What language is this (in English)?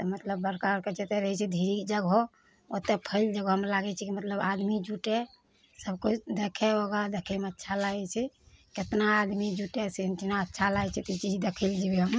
Maithili